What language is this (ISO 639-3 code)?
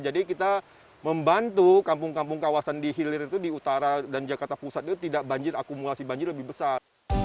ind